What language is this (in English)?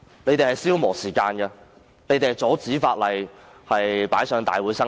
Cantonese